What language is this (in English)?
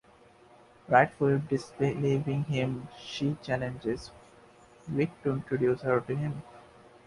English